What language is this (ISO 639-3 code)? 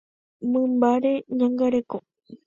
grn